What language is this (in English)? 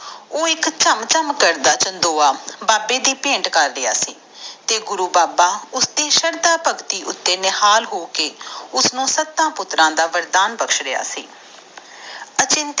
Punjabi